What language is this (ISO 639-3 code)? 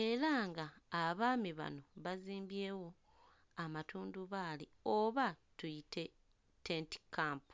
lug